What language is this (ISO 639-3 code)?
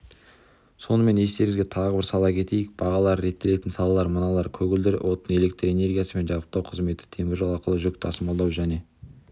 kaz